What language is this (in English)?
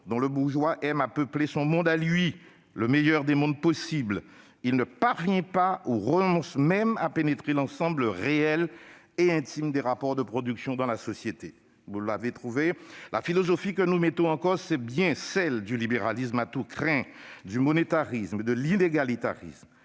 French